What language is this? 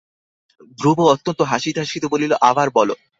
Bangla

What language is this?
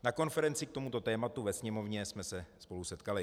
Czech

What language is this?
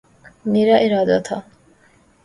Urdu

